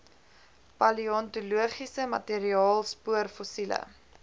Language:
Afrikaans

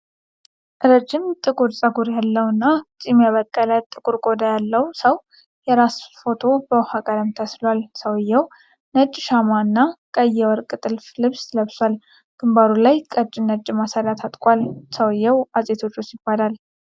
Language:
Amharic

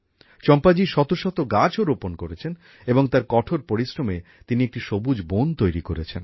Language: Bangla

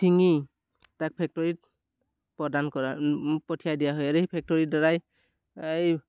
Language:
Assamese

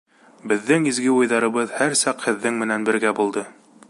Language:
Bashkir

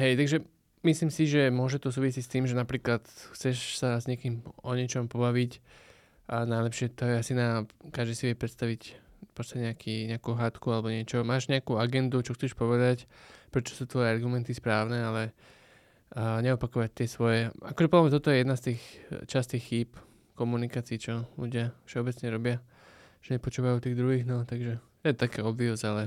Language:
Slovak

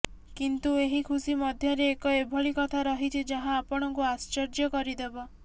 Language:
Odia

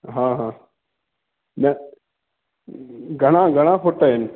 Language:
Sindhi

